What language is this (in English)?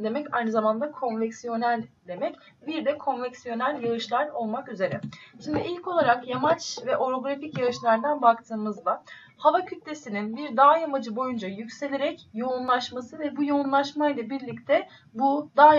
Turkish